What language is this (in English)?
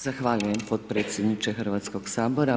Croatian